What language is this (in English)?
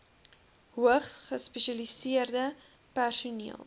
Afrikaans